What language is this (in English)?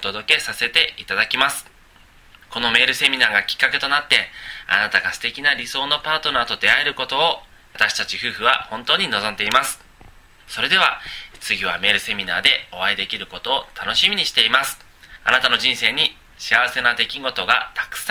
Japanese